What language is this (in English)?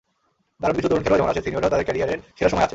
Bangla